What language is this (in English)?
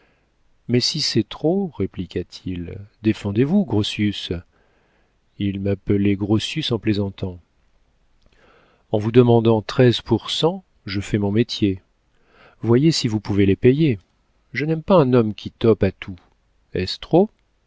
French